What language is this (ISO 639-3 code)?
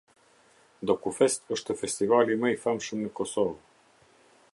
sqi